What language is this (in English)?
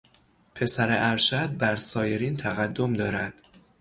Persian